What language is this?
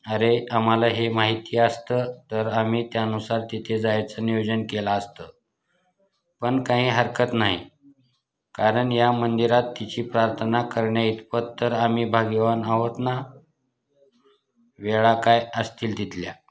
Marathi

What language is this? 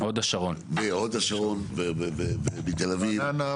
Hebrew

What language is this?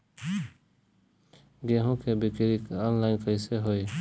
Bhojpuri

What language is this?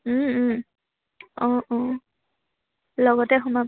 Assamese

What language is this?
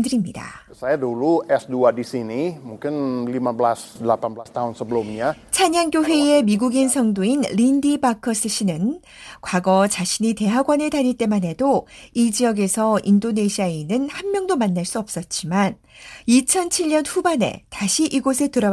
Korean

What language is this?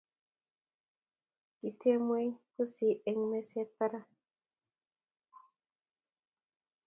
Kalenjin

